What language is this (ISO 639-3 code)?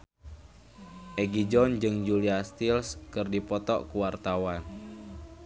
sun